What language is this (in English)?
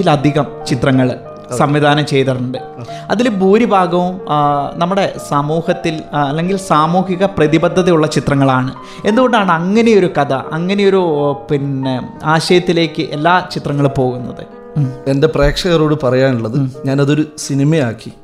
Malayalam